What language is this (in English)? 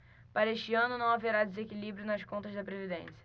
Portuguese